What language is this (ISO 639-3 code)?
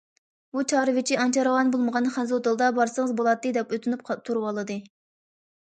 uig